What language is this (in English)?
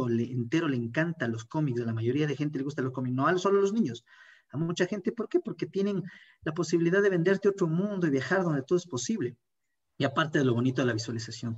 Spanish